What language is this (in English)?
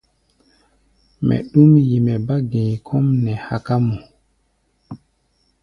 Gbaya